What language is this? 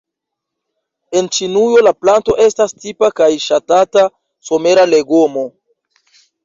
Esperanto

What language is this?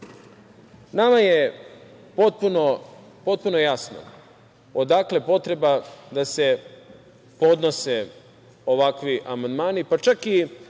Serbian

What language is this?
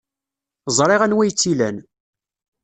Kabyle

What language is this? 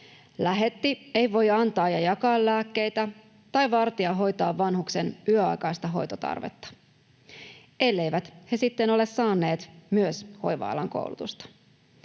Finnish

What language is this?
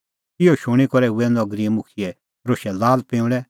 Kullu Pahari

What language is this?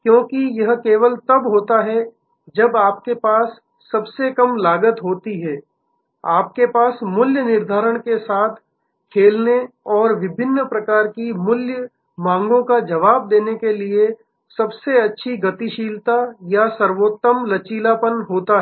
Hindi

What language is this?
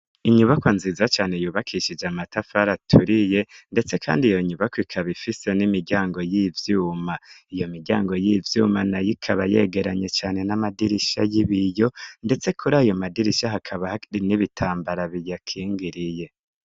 Rundi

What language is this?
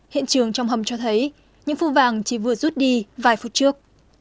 Vietnamese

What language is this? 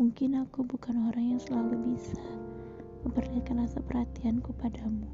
Indonesian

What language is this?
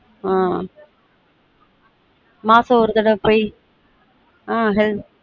Tamil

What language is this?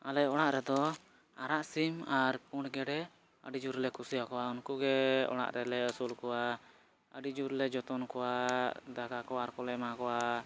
Santali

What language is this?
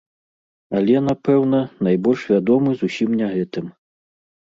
Belarusian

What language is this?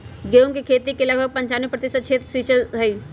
Magahi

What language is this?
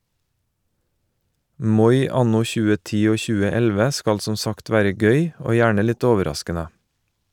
Norwegian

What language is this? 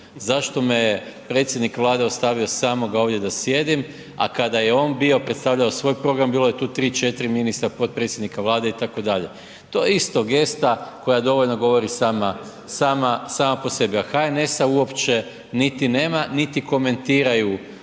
Croatian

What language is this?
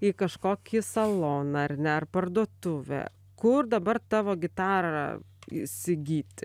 Lithuanian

